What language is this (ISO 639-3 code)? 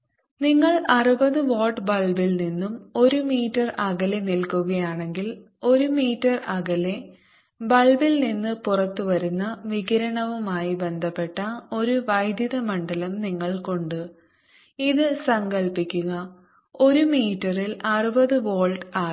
mal